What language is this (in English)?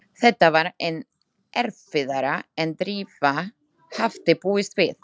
Icelandic